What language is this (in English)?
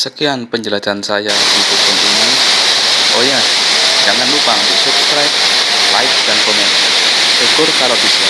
Indonesian